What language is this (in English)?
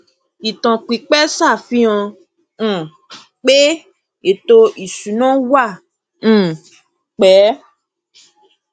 Yoruba